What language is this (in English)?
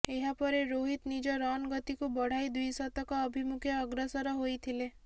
Odia